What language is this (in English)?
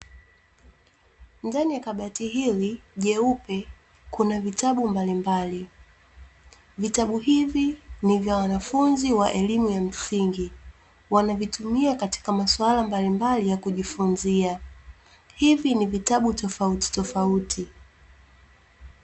Swahili